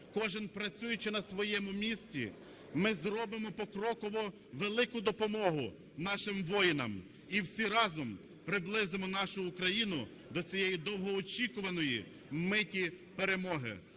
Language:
Ukrainian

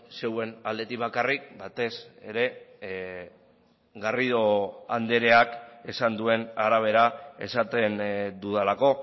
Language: Basque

